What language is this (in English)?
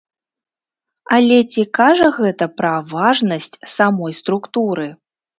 Belarusian